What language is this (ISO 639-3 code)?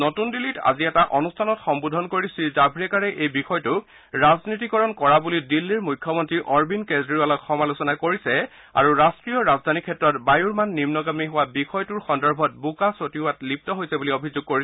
asm